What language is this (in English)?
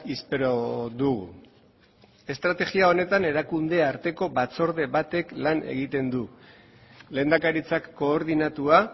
Basque